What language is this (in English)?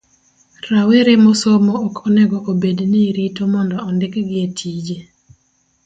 Luo (Kenya and Tanzania)